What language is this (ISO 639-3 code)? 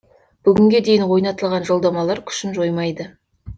kaz